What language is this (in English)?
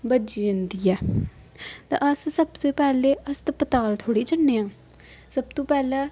Dogri